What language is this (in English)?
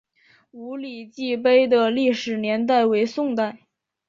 Chinese